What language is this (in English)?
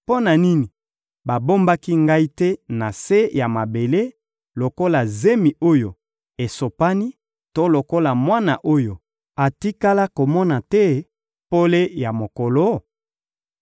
Lingala